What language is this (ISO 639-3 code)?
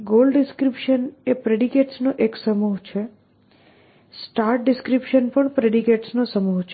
guj